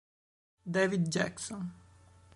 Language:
Italian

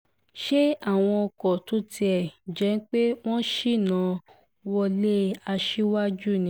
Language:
Yoruba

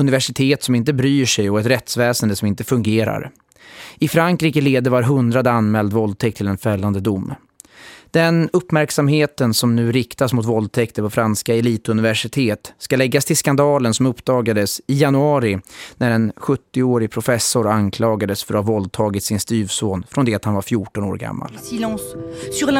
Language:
Swedish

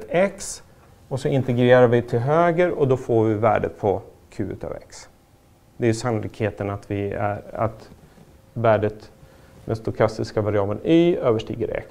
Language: Swedish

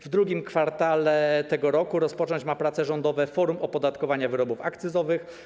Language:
Polish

